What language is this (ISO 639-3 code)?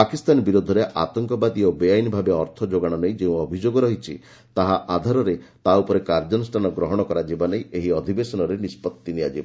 ori